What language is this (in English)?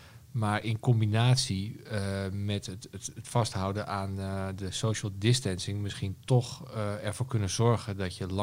Dutch